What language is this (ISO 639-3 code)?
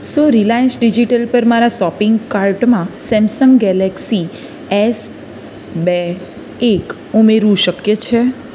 guj